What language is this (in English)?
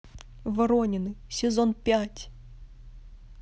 Russian